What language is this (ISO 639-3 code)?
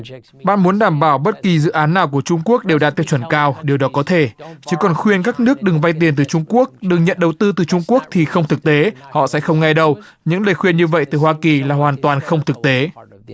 vie